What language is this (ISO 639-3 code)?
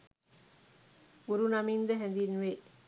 sin